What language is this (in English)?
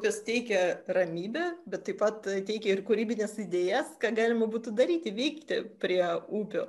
Lithuanian